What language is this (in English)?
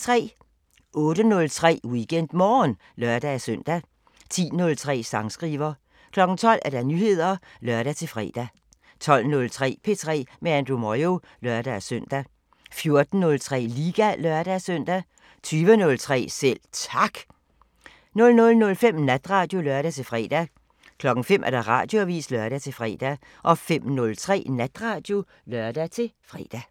Danish